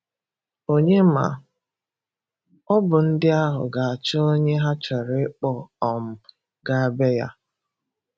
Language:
Igbo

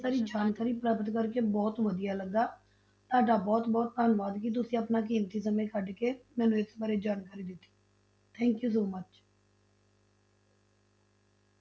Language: Punjabi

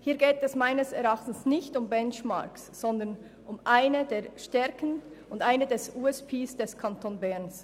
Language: Swiss German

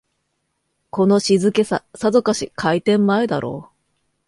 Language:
Japanese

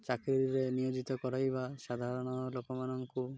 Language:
Odia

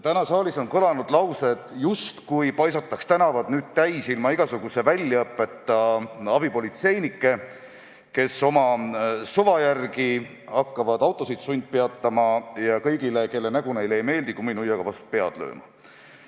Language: Estonian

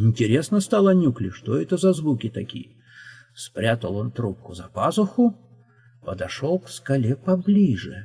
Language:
Russian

